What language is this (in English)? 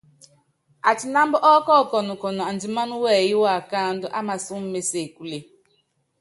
Yangben